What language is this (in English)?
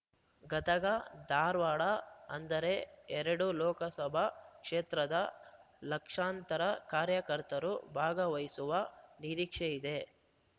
Kannada